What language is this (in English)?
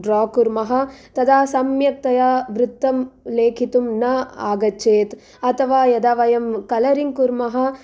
Sanskrit